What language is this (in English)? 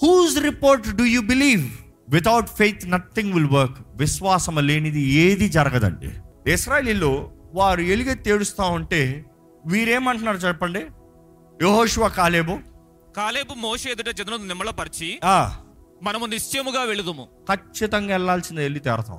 Telugu